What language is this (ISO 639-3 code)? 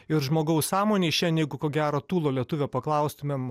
lit